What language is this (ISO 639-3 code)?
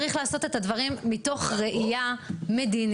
heb